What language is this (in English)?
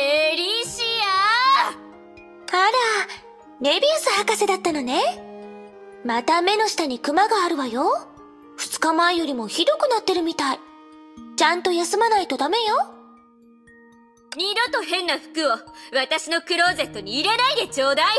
Japanese